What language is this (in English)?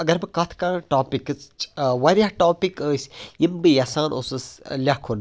Kashmiri